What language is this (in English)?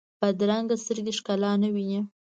Pashto